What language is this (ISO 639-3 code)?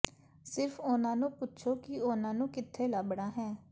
pan